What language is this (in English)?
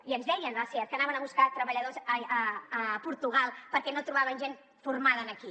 Catalan